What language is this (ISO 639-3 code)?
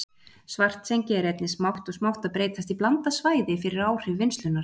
isl